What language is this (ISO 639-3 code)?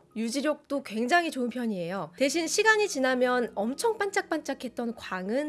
kor